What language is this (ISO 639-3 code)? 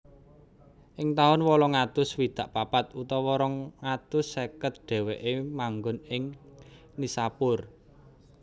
jav